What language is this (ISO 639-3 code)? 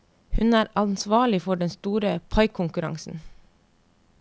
nor